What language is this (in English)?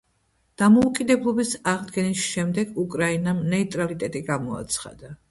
Georgian